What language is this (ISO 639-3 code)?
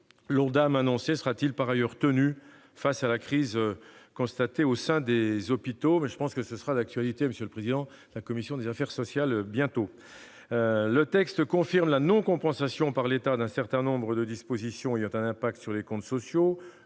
fra